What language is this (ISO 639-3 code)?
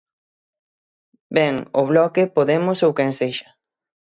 glg